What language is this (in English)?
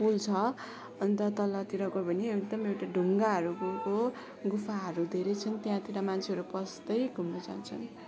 Nepali